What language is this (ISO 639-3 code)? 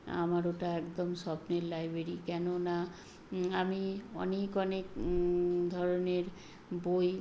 ben